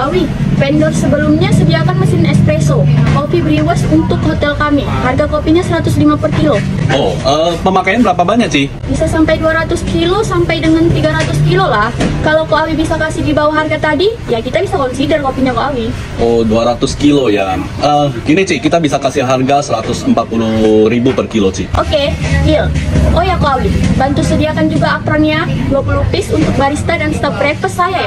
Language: Indonesian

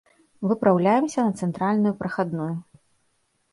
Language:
Belarusian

